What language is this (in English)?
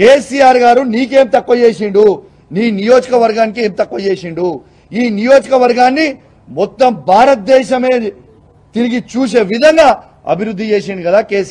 Telugu